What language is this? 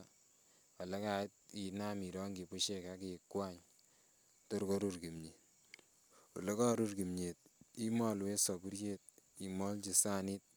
Kalenjin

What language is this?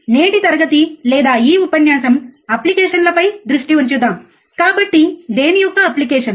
Telugu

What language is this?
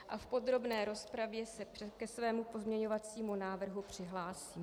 Czech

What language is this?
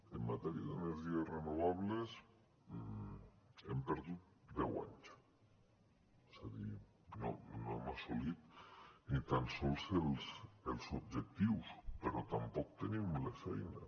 Catalan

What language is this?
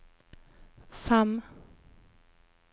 Norwegian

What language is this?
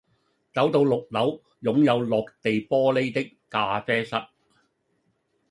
Cantonese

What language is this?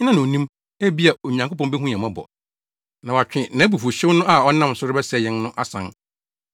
Akan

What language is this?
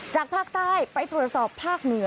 Thai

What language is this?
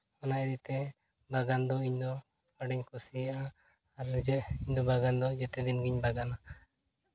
Santali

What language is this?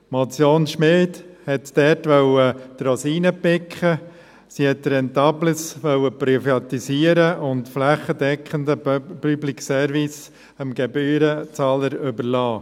Swiss German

